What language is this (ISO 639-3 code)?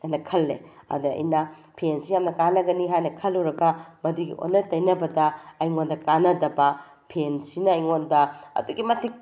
mni